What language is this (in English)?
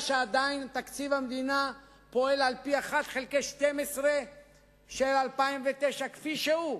Hebrew